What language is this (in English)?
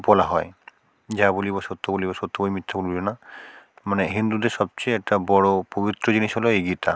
Bangla